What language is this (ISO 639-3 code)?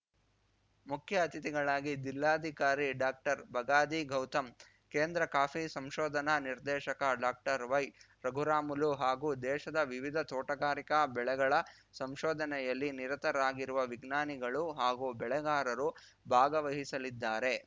kan